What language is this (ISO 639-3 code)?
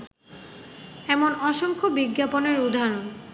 ben